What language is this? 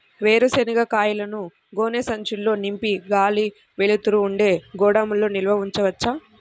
Telugu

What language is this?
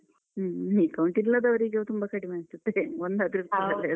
Kannada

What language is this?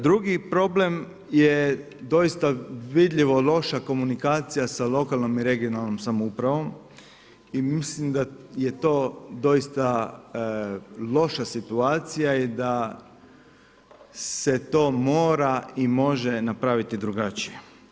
Croatian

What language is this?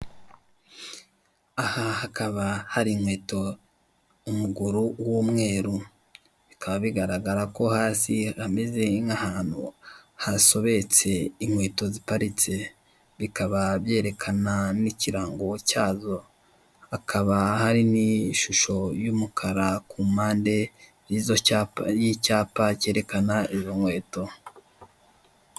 Kinyarwanda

